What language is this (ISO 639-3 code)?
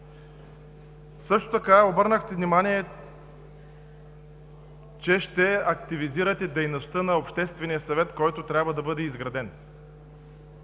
bul